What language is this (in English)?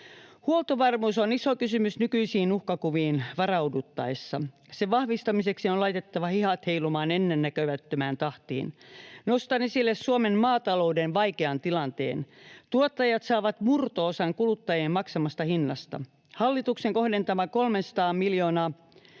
Finnish